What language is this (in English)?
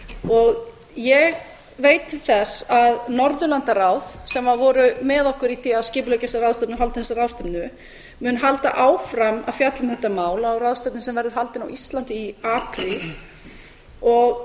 Icelandic